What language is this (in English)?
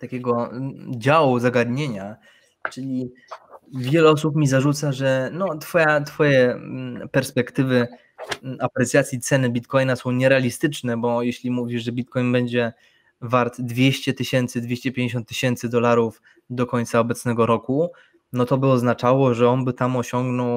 Polish